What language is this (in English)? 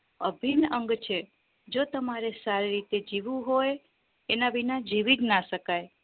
Gujarati